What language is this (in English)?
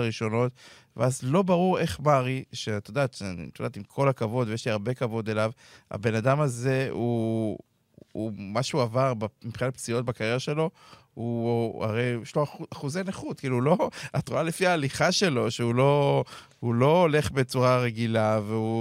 Hebrew